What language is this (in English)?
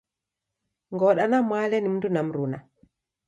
Taita